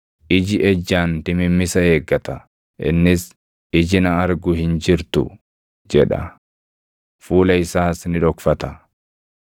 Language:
Oromo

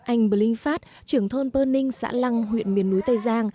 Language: Vietnamese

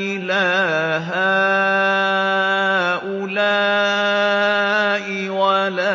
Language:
Arabic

